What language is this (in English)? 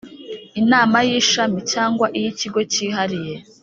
Kinyarwanda